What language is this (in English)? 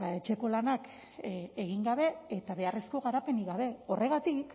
Basque